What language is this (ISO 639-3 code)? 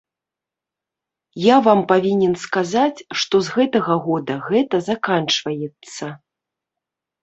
bel